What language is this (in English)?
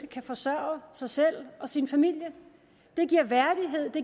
Danish